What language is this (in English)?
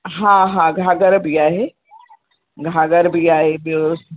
Sindhi